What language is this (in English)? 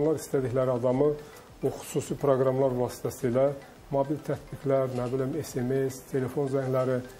Turkish